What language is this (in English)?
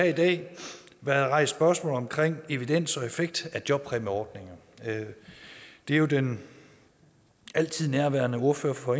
Danish